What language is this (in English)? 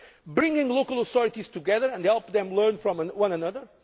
English